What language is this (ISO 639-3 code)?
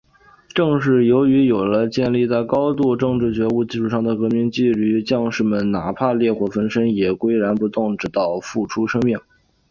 zho